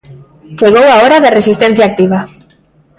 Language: Galician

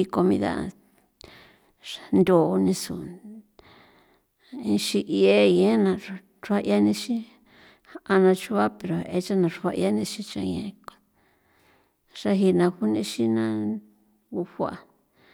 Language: San Felipe Otlaltepec Popoloca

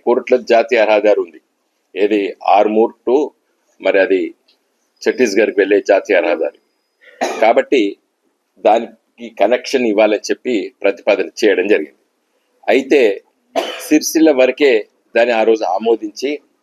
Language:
Hindi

